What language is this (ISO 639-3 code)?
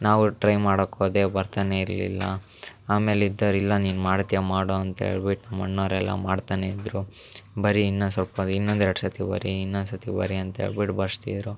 kan